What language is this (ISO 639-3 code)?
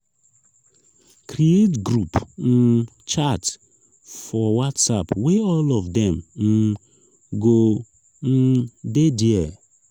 pcm